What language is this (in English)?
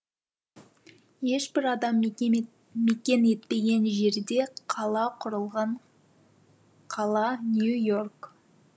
Kazakh